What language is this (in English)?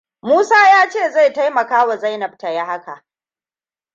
Hausa